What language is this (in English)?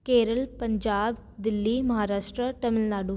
Sindhi